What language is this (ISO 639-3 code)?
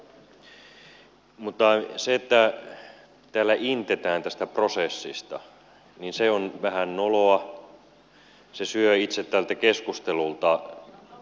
fin